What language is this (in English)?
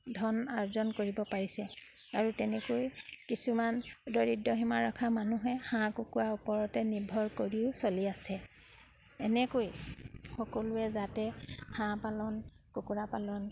Assamese